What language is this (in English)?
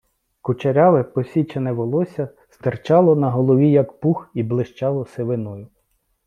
Ukrainian